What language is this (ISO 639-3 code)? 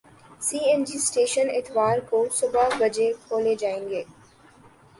urd